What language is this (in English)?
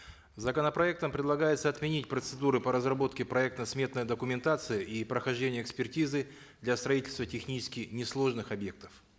Kazakh